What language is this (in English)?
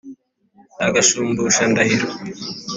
Kinyarwanda